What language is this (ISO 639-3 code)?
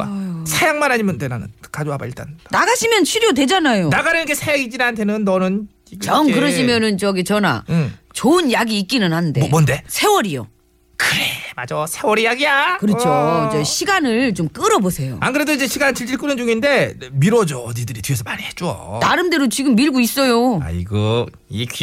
kor